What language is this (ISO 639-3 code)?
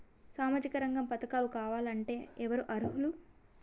tel